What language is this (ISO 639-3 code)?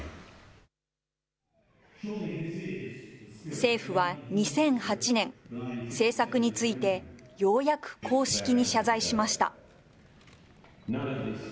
jpn